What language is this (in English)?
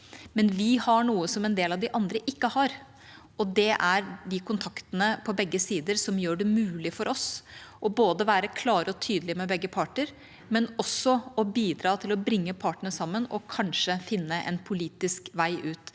Norwegian